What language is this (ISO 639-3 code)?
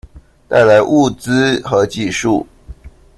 zho